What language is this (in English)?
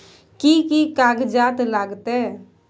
Maithili